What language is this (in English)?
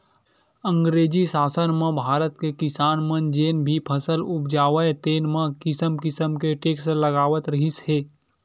Chhattisgarhi